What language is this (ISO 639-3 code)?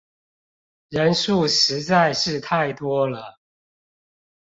zho